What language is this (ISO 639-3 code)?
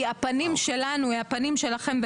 heb